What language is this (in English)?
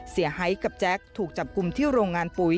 Thai